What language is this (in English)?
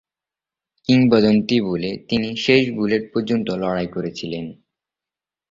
Bangla